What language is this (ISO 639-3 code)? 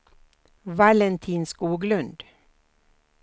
swe